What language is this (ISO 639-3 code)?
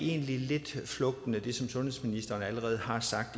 dan